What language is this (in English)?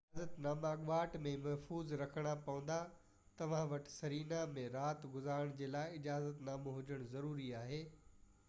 Sindhi